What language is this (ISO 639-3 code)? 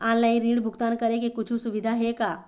hne